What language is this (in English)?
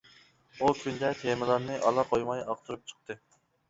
Uyghur